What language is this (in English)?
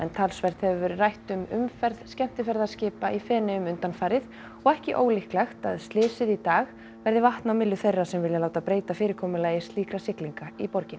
Icelandic